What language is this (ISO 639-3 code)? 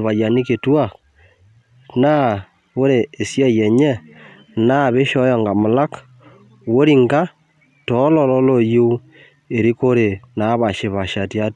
mas